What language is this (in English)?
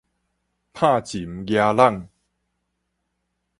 Min Nan Chinese